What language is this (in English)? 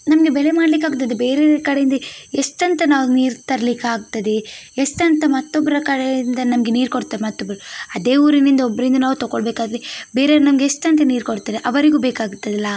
Kannada